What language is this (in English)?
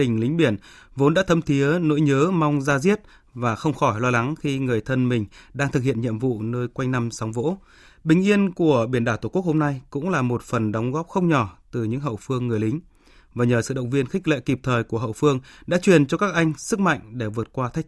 Vietnamese